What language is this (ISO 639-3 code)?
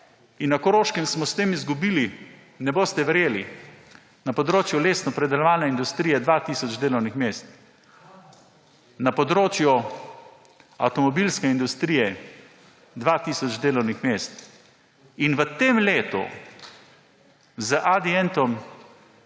slv